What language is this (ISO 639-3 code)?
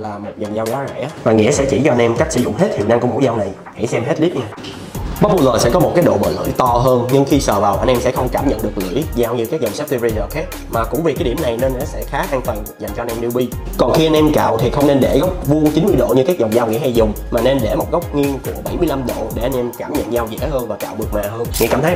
vie